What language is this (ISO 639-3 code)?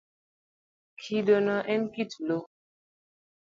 luo